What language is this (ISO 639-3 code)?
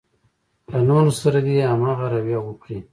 pus